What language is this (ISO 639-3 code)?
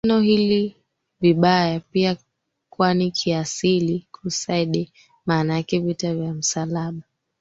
swa